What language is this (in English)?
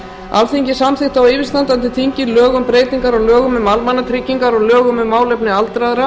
Icelandic